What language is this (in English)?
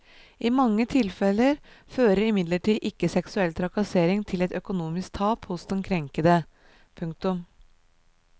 Norwegian